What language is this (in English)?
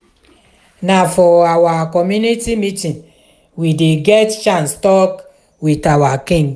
Nigerian Pidgin